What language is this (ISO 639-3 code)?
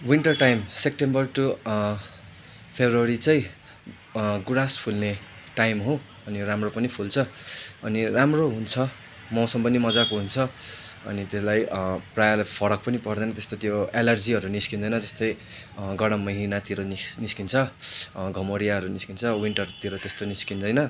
nep